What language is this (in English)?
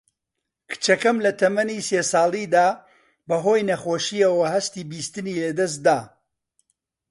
Central Kurdish